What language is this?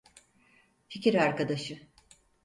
Turkish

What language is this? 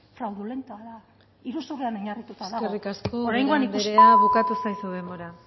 Basque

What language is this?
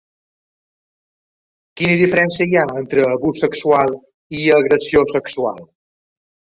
Catalan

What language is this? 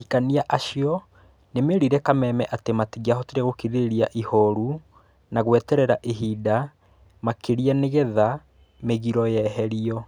Kikuyu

